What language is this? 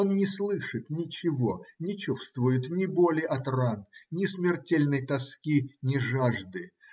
Russian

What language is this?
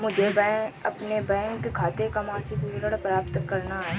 Hindi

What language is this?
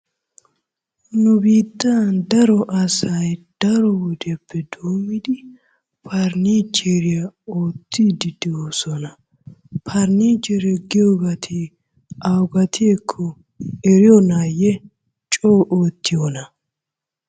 Wolaytta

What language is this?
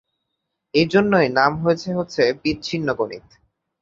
Bangla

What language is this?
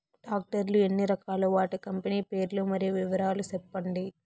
Telugu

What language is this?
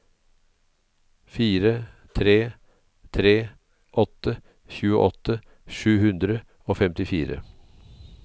Norwegian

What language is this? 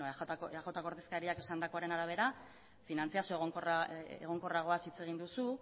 Basque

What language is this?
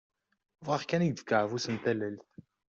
Kabyle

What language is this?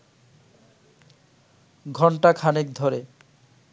Bangla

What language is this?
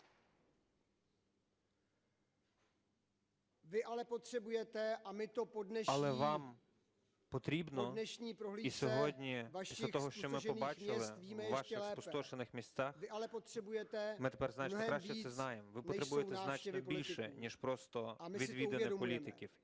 Ukrainian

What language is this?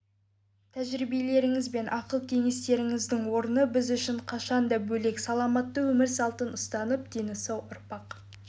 Kazakh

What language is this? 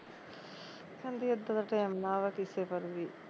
Punjabi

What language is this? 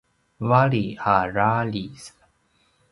Paiwan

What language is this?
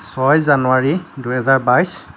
Assamese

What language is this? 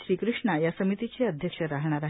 Marathi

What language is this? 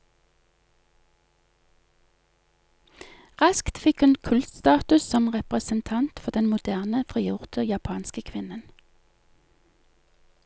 Norwegian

